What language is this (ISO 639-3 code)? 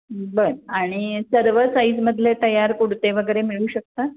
mar